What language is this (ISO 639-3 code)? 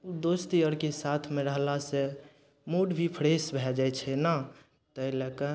mai